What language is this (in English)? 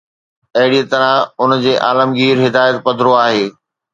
Sindhi